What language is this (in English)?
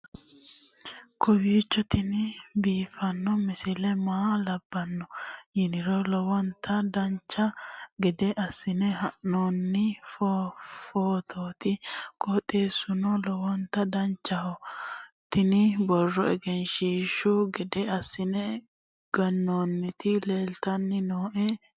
Sidamo